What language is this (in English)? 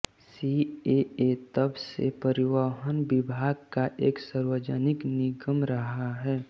Hindi